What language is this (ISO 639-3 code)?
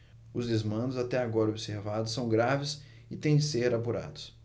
por